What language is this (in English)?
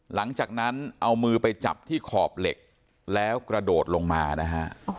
Thai